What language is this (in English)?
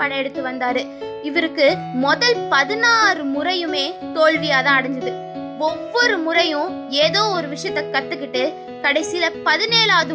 Tamil